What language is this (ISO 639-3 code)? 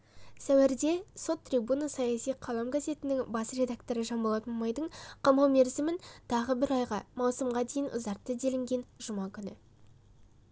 kaz